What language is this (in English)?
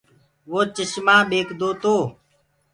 Gurgula